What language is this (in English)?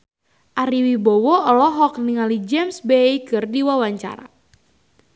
Sundanese